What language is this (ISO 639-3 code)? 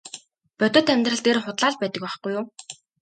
mon